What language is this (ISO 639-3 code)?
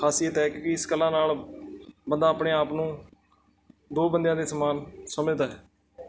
pan